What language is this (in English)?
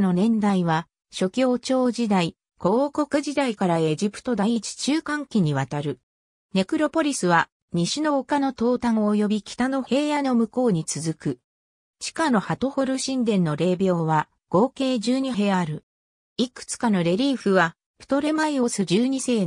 Japanese